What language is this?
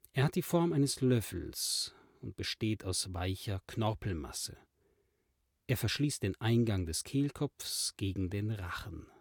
German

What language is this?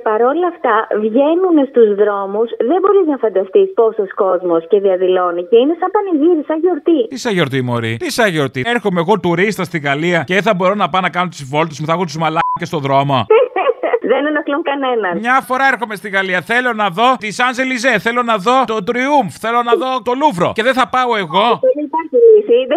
Greek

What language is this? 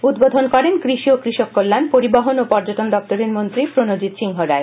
Bangla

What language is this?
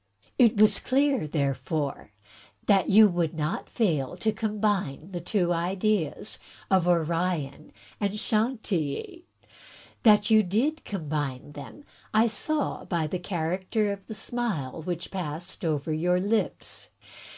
English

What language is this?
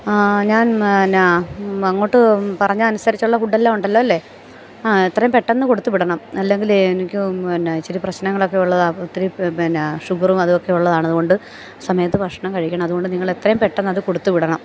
Malayalam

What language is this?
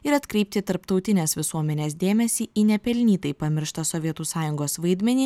Lithuanian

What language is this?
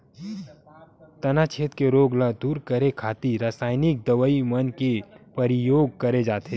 Chhattisgarhi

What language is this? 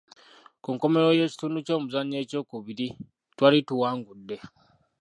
Ganda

